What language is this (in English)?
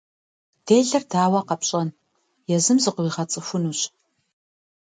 Kabardian